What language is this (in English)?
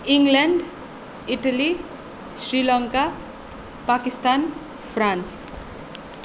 Nepali